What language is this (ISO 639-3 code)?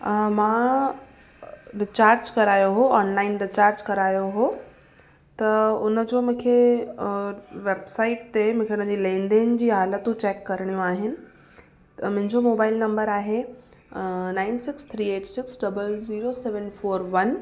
snd